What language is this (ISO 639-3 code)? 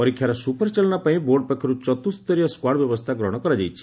ori